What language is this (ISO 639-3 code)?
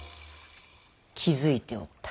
jpn